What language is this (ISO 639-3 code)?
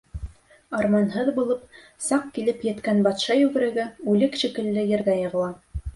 bak